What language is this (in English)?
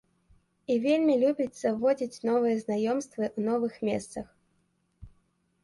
Belarusian